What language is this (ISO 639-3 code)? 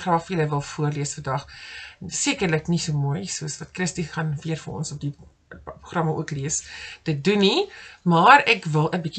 nld